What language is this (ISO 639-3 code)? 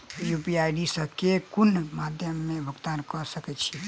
mai